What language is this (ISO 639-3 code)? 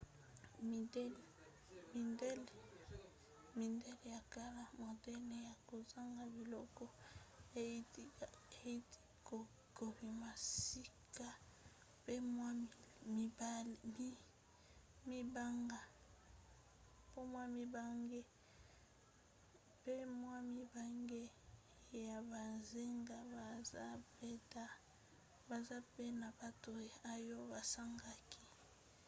lin